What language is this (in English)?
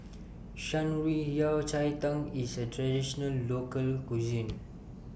English